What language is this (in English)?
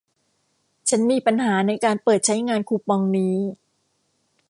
Thai